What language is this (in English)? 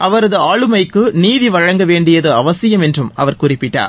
Tamil